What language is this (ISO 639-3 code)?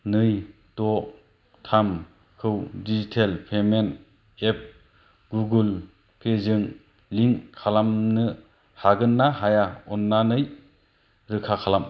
brx